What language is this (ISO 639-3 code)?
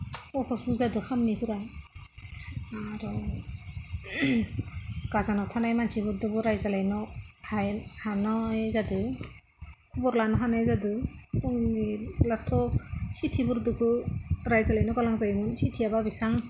brx